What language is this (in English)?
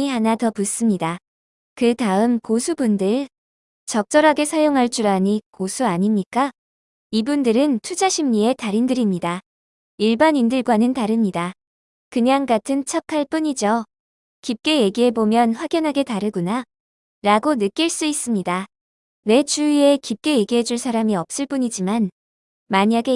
Korean